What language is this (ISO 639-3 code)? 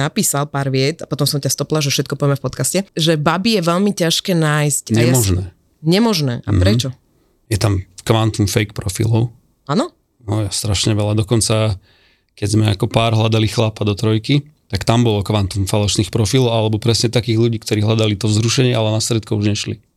slk